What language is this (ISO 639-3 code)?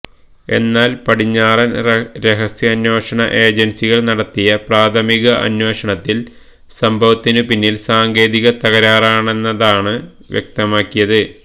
mal